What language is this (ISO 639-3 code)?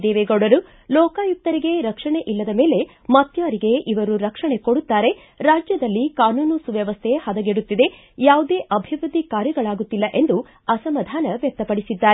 kan